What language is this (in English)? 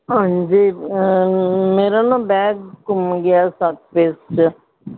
Punjabi